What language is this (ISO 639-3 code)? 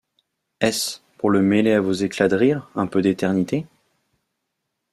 fra